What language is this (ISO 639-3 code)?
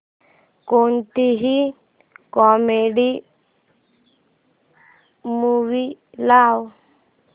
mar